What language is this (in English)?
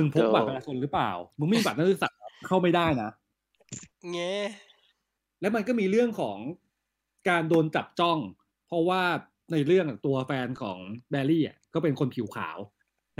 Thai